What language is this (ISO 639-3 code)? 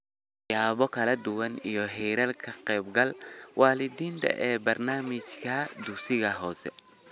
som